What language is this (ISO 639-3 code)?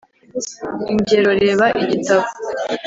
kin